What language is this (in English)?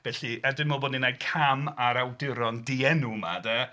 Welsh